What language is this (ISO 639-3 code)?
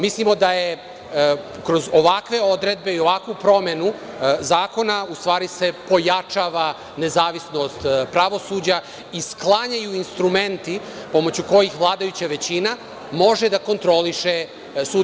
srp